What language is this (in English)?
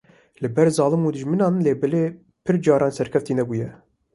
Kurdish